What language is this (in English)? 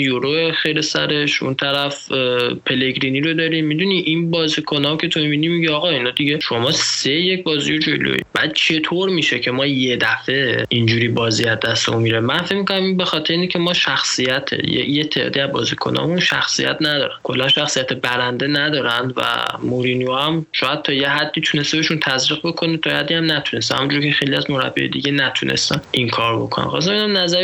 Persian